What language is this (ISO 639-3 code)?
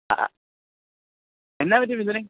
mal